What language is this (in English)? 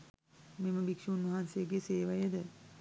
Sinhala